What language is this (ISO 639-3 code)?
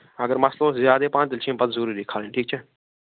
kas